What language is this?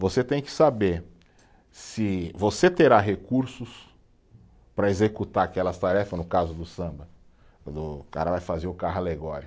Portuguese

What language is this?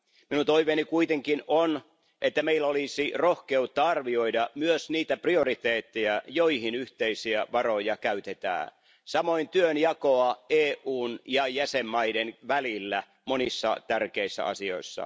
Finnish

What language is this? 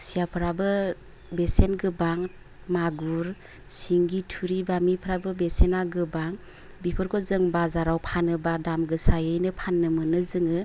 Bodo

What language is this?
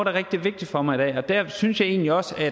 Danish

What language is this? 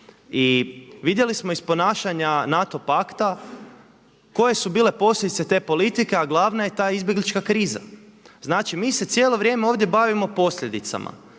Croatian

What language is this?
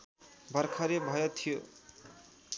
Nepali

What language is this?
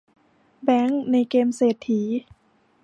Thai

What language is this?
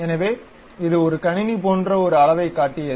Tamil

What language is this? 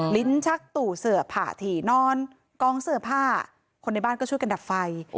Thai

